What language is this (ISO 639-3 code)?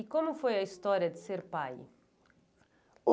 por